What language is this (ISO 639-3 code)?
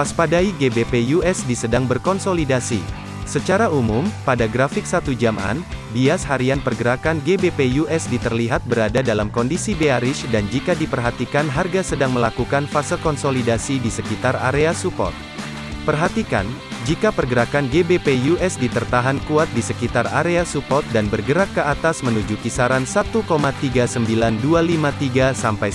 ind